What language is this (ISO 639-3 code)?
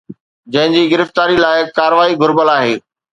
snd